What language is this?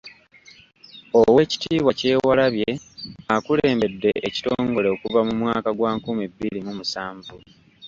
Ganda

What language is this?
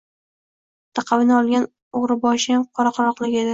Uzbek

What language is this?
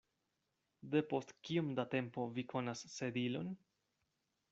Esperanto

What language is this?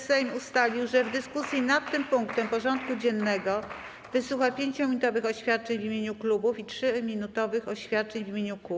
Polish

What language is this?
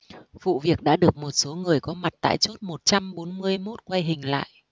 Vietnamese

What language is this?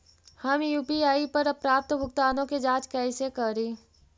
Magahi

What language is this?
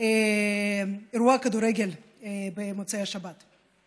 Hebrew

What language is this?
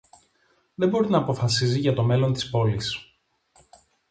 Greek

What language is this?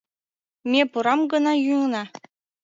Mari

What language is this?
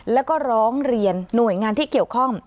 Thai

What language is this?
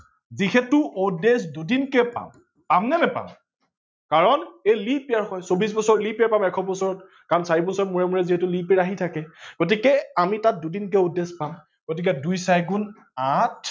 Assamese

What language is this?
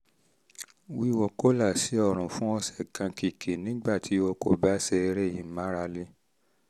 Yoruba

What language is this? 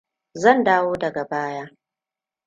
Hausa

